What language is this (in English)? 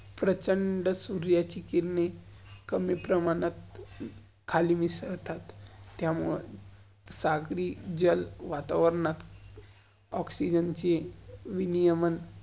Marathi